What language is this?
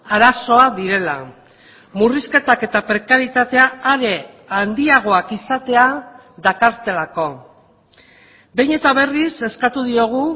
Basque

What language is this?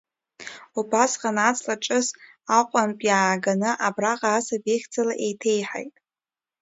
Abkhazian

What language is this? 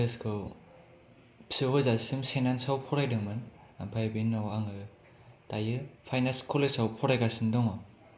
Bodo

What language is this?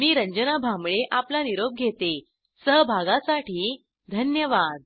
Marathi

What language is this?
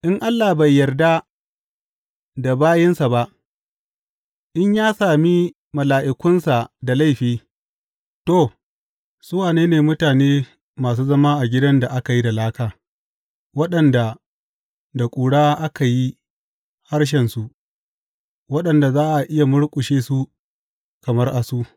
Hausa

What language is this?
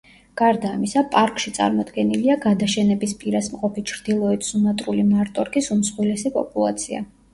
Georgian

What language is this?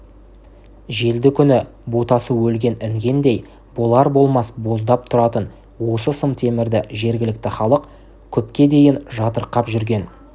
Kazakh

